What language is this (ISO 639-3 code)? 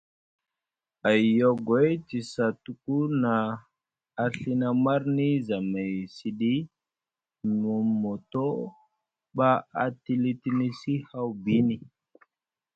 mug